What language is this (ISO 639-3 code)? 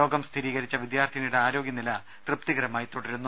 mal